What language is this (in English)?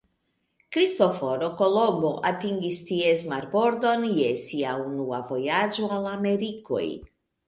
Esperanto